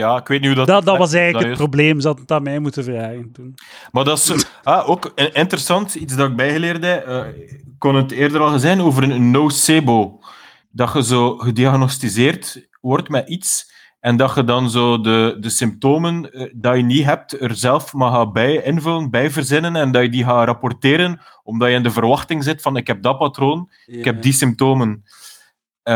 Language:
Dutch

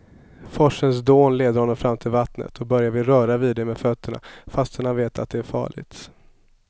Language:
Swedish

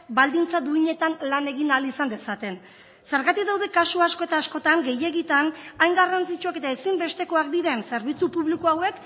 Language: Basque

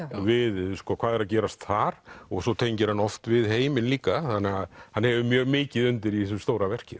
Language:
Icelandic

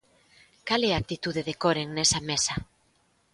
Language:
Galician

